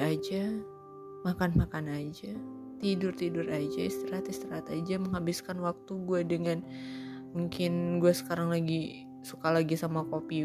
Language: Indonesian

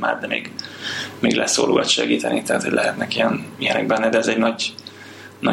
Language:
Hungarian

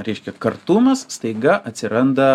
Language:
Lithuanian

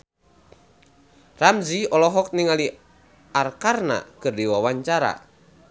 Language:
Sundanese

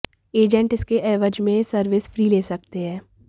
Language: Hindi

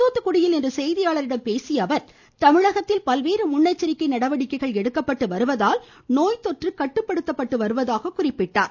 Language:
Tamil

